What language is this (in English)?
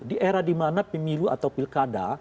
Indonesian